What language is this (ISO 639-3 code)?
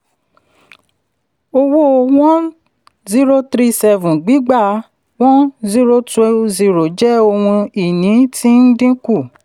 yor